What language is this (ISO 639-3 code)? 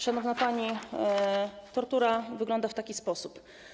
pol